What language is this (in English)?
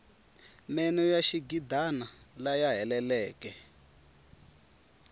Tsonga